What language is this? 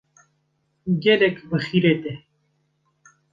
Kurdish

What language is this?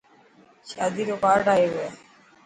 Dhatki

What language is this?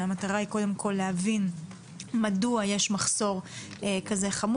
Hebrew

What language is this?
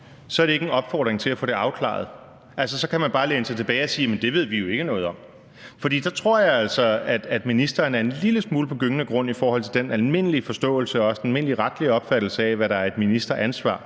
Danish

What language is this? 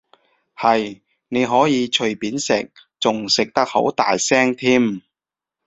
Cantonese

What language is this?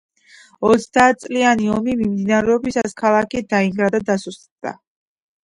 Georgian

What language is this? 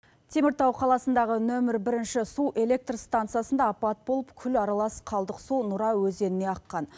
Kazakh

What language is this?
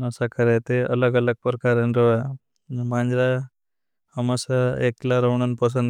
Bhili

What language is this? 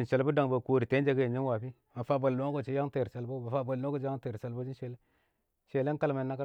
Awak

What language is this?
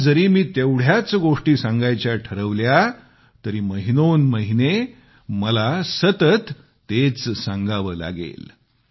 Marathi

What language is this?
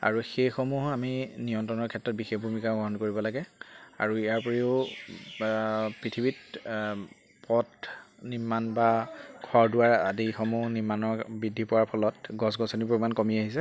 Assamese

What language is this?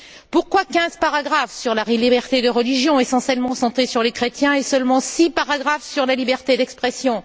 French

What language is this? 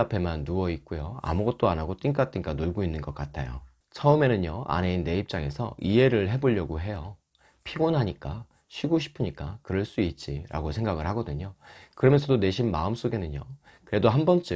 Korean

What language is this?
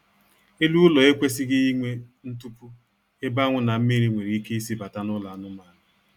Igbo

